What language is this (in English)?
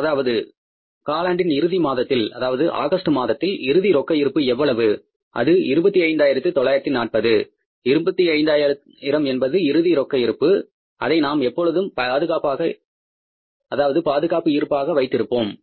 Tamil